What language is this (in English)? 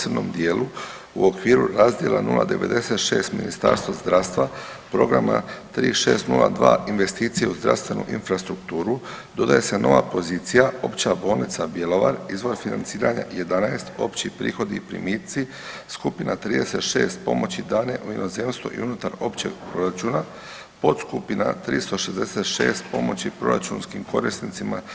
Croatian